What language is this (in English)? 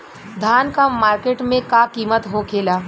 Bhojpuri